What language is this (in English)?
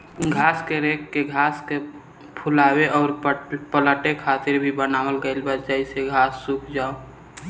Bhojpuri